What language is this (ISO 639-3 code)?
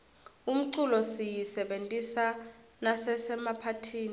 ssw